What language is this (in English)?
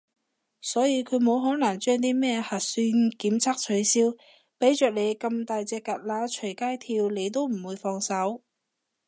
Cantonese